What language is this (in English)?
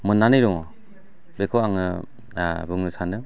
Bodo